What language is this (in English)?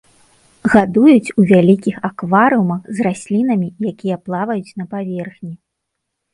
Belarusian